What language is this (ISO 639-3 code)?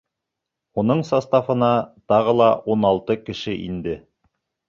bak